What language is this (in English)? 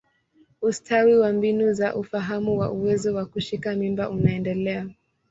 Swahili